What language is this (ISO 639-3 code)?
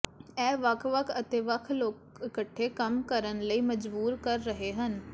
pan